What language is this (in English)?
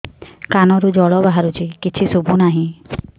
Odia